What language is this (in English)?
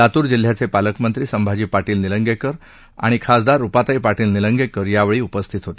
Marathi